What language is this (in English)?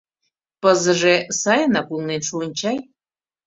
Mari